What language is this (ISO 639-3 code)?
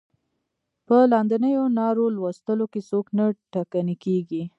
pus